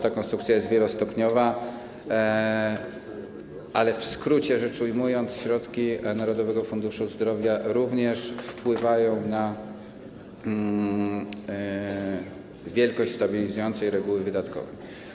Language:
Polish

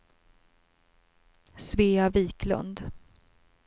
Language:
Swedish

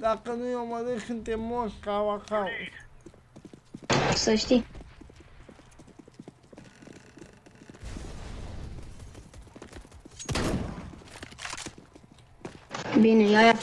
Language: Romanian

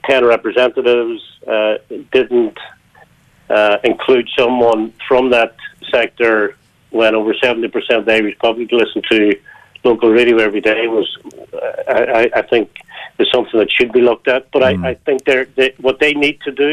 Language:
English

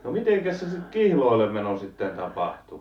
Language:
Finnish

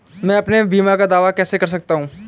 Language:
Hindi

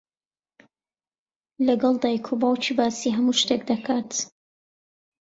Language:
Central Kurdish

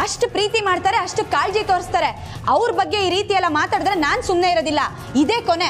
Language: Kannada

